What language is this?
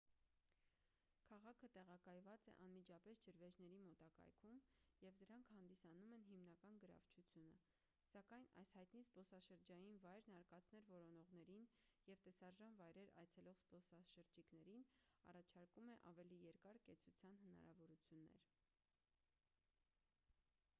Armenian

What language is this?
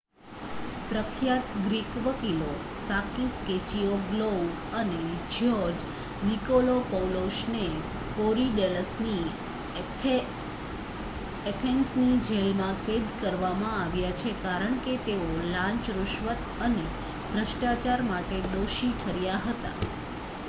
Gujarati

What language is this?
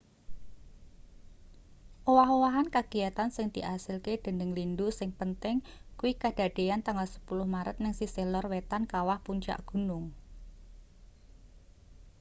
Javanese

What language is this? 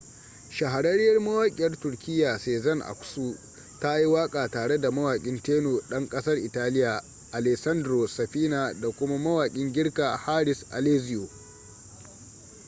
Hausa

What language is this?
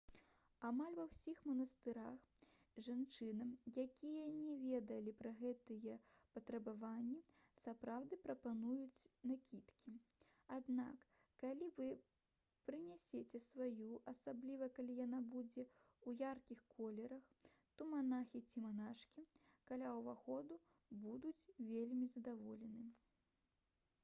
Belarusian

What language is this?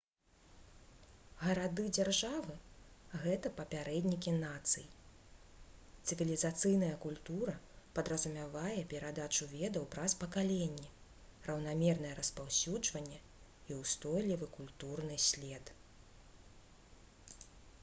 Belarusian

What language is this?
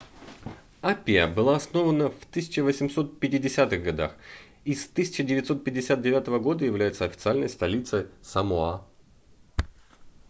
Russian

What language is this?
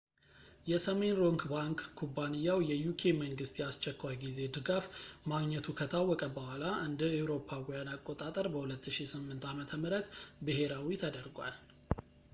Amharic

